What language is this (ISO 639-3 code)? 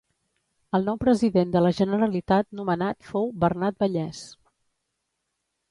cat